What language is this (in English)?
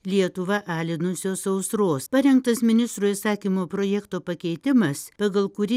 Lithuanian